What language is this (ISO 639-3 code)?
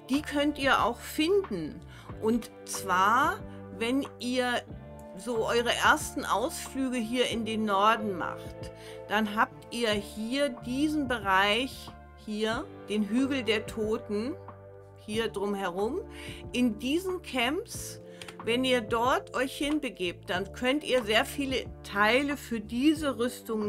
deu